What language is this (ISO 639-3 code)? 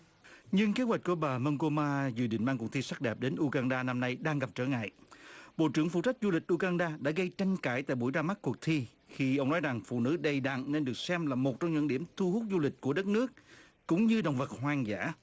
vie